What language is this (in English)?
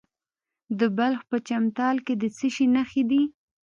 Pashto